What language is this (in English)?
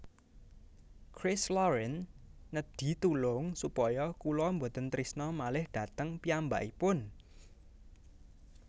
Javanese